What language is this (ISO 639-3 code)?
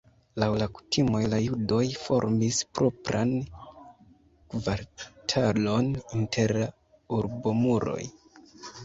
epo